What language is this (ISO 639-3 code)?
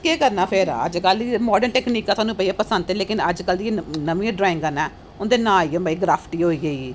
doi